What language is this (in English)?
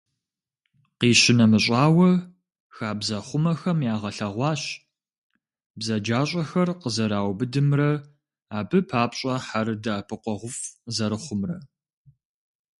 Kabardian